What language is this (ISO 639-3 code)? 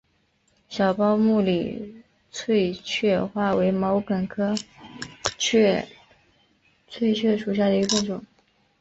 zho